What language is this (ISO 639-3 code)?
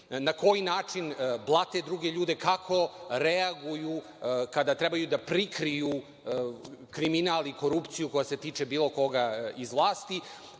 srp